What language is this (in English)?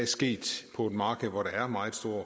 Danish